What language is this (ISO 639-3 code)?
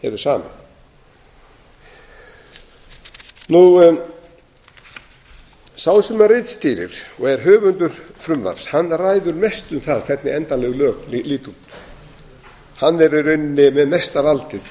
isl